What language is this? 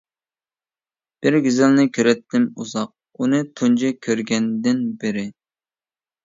Uyghur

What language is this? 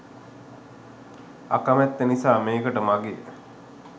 Sinhala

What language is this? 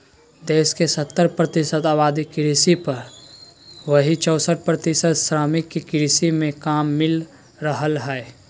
Magahi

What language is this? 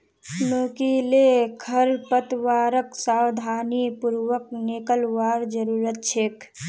Magahi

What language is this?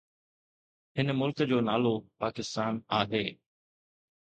Sindhi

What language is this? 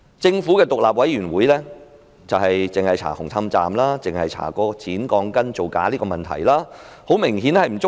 Cantonese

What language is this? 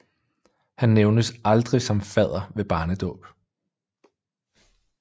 Danish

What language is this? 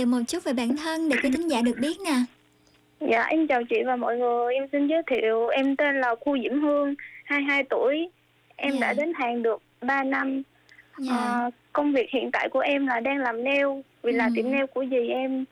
Vietnamese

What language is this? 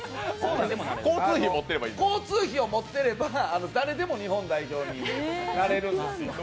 Japanese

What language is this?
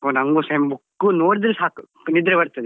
Kannada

